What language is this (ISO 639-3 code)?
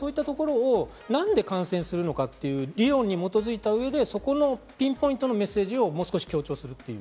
jpn